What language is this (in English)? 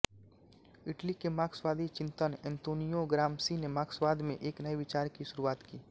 Hindi